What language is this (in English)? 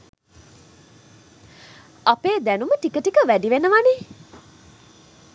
Sinhala